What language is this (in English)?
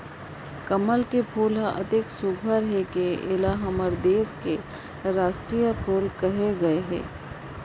Chhattisgarhi